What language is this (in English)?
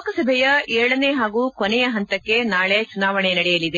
Kannada